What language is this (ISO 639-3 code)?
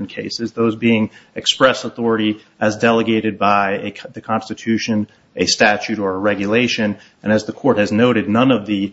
eng